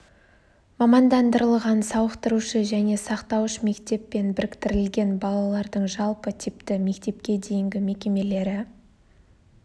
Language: Kazakh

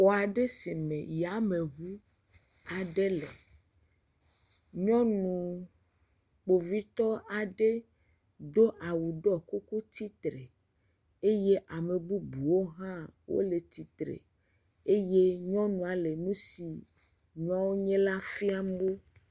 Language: Ewe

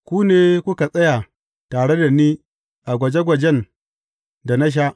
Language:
Hausa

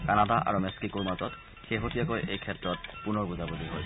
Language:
Assamese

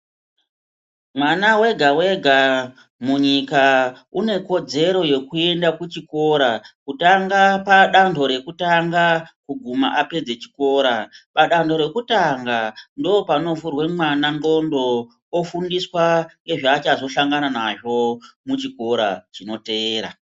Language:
Ndau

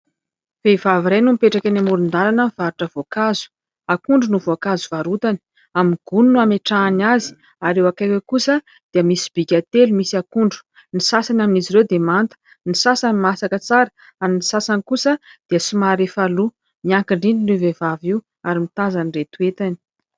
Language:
Malagasy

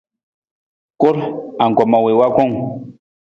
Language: Nawdm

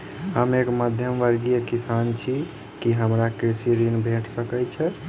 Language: Maithili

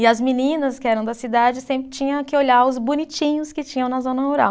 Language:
Portuguese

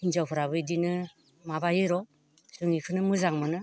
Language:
Bodo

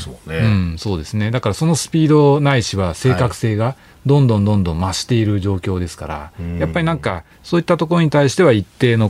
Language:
Japanese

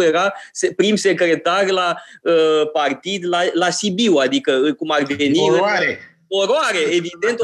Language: Romanian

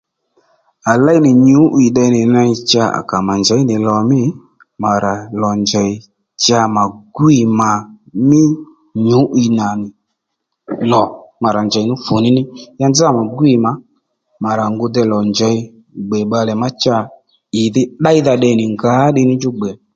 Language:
Lendu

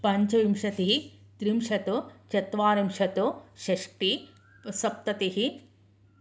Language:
Sanskrit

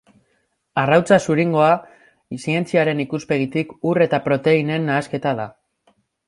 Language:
Basque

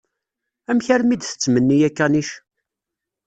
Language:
Kabyle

